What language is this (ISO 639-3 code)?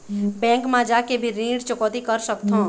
hne